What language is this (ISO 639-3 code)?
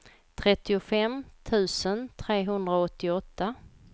swe